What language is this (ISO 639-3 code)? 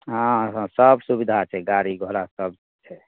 mai